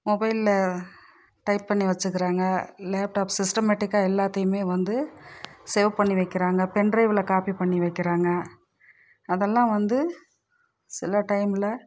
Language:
Tamil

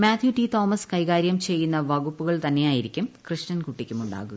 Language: Malayalam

